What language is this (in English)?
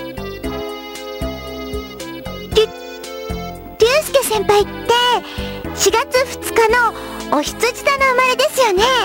Japanese